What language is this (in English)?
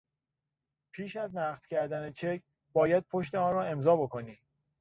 Persian